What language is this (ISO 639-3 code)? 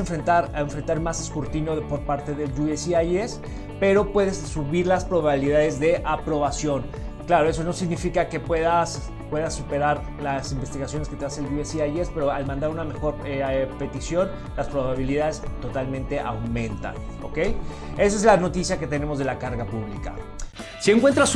spa